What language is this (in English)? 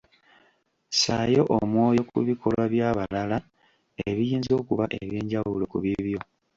Ganda